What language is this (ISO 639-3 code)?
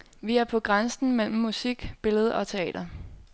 dan